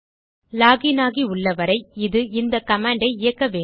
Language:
Tamil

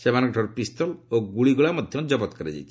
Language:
Odia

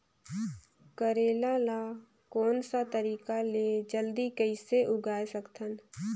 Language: Chhattisgarhi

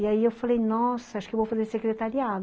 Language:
Portuguese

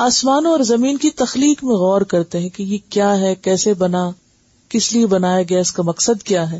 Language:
Urdu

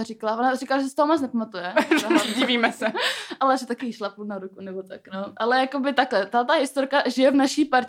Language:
Czech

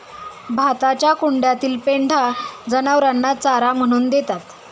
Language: Marathi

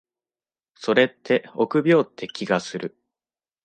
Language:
Japanese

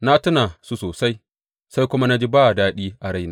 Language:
Hausa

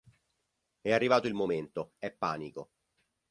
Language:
Italian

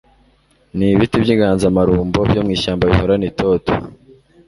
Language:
Kinyarwanda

